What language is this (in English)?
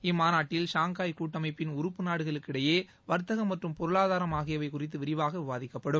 Tamil